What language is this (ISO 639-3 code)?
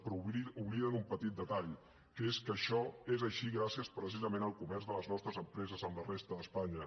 cat